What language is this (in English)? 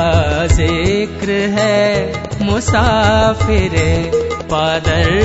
Hindi